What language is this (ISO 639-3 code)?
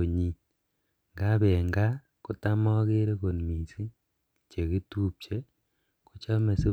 kln